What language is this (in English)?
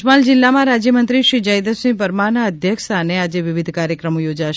Gujarati